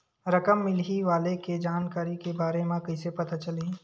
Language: Chhattisgarhi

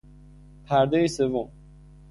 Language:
Persian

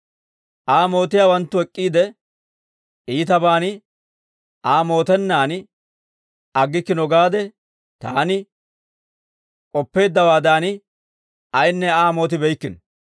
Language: Dawro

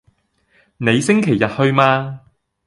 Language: Cantonese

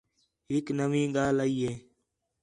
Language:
Khetrani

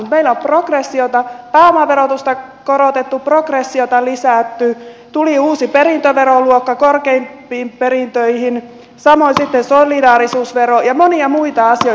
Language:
Finnish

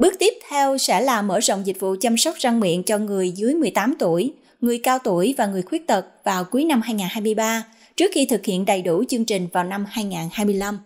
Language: Vietnamese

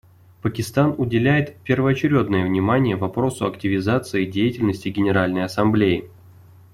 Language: Russian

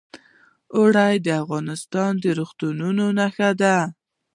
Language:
Pashto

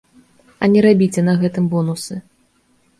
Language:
Belarusian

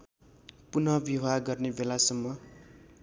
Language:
Nepali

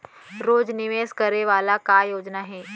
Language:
Chhattisgarhi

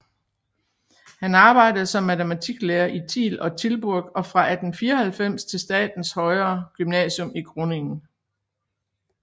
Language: Danish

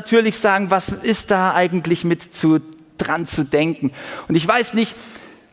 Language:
German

